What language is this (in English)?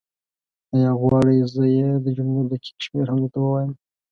Pashto